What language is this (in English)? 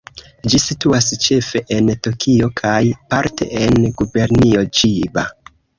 Esperanto